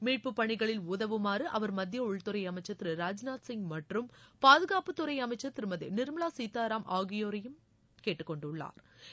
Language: Tamil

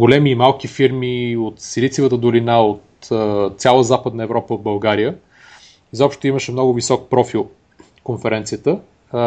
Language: Bulgarian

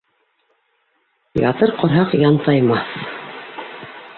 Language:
Bashkir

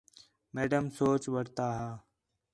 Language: Khetrani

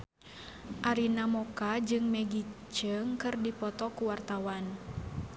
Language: Sundanese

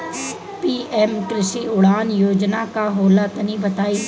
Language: Bhojpuri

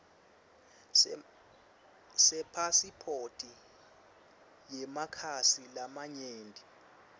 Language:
Swati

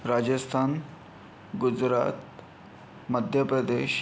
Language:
Marathi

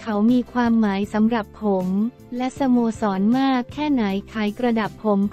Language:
Thai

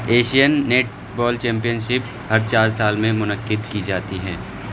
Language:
Urdu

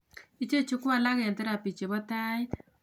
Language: Kalenjin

